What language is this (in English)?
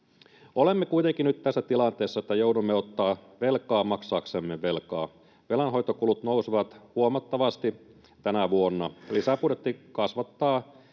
Finnish